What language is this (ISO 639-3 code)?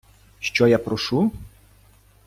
ukr